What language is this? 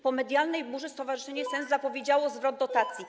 Polish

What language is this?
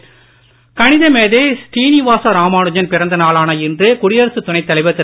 Tamil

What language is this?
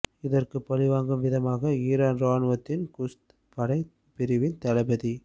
Tamil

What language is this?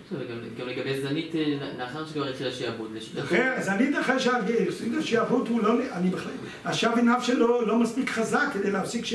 Hebrew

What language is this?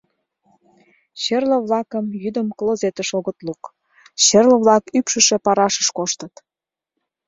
Mari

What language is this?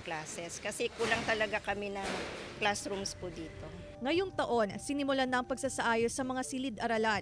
Filipino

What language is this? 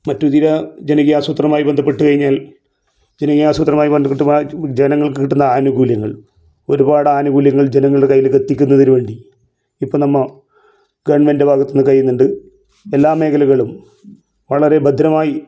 Malayalam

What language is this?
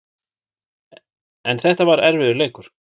Icelandic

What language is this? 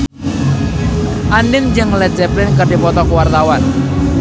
Sundanese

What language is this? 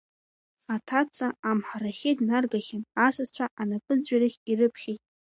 Abkhazian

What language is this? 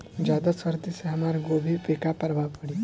Bhojpuri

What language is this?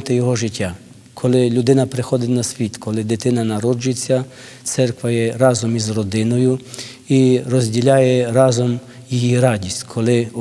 Ukrainian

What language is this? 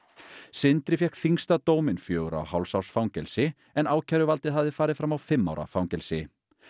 Icelandic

